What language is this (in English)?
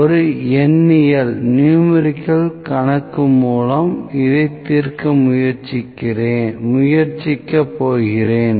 Tamil